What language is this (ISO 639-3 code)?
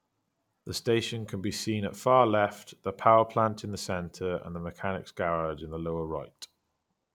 eng